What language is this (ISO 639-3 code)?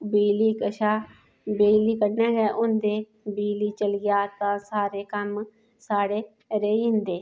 doi